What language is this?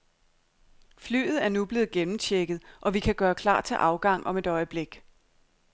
Danish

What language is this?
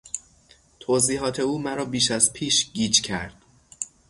Persian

